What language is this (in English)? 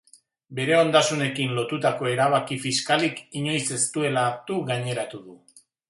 Basque